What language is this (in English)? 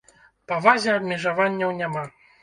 Belarusian